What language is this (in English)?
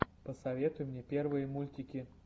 Russian